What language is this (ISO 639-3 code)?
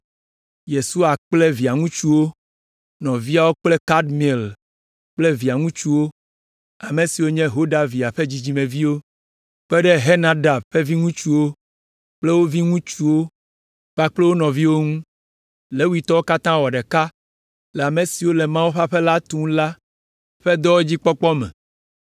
ewe